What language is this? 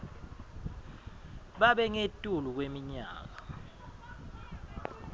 Swati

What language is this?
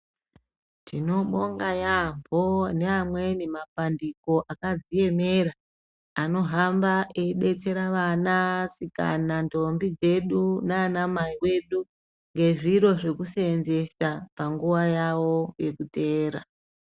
Ndau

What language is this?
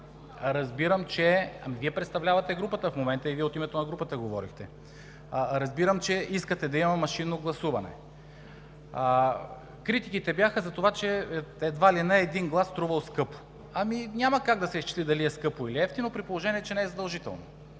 Bulgarian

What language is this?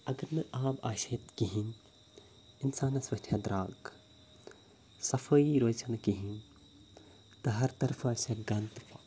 Kashmiri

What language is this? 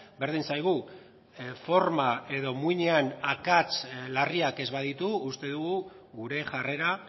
Basque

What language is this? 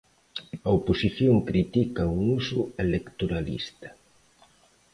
Galician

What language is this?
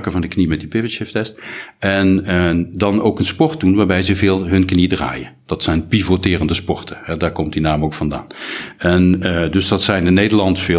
Dutch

